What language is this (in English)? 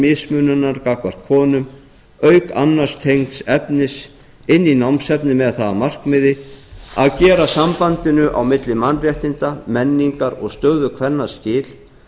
Icelandic